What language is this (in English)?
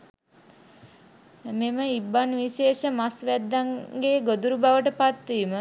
Sinhala